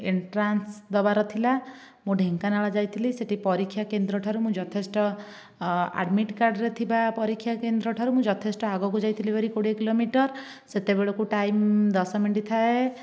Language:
Odia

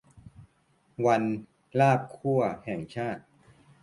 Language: Thai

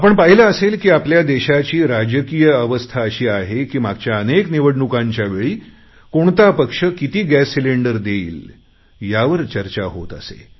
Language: Marathi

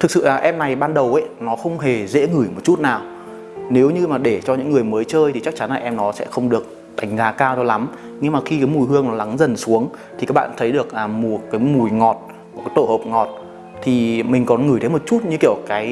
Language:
Vietnamese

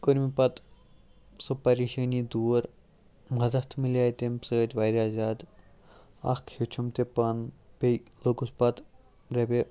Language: Kashmiri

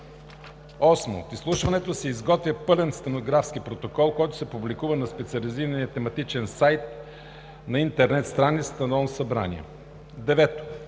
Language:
Bulgarian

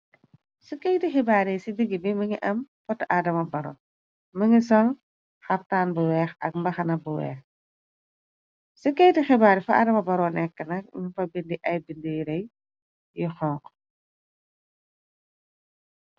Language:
Wolof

